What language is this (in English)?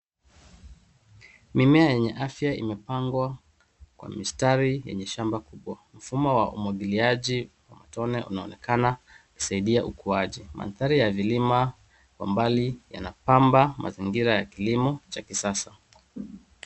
Swahili